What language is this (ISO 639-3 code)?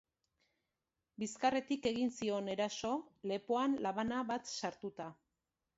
eus